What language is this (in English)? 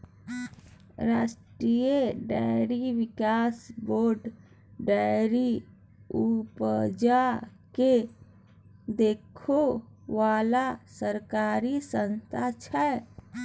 Maithili